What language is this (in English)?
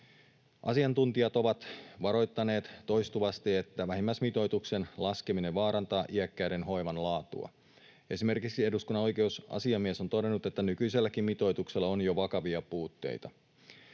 Finnish